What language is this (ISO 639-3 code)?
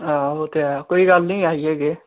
doi